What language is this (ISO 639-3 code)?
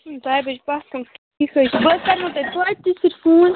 kas